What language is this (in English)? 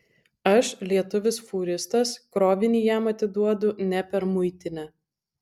Lithuanian